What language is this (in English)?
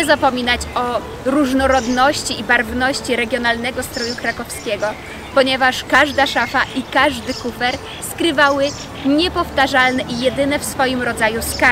Polish